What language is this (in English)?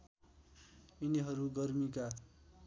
Nepali